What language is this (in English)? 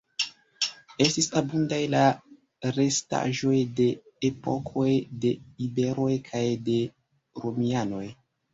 Esperanto